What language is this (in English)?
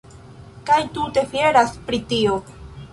Esperanto